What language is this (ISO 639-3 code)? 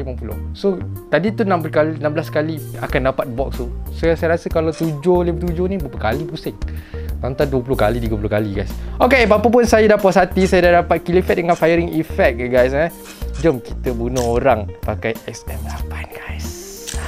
msa